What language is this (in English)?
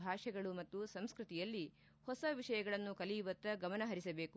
Kannada